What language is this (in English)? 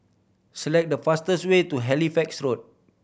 English